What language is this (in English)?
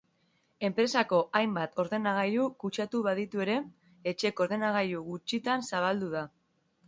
Basque